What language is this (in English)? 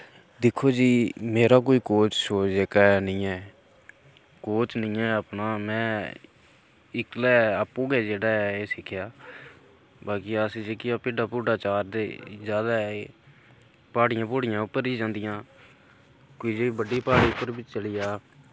Dogri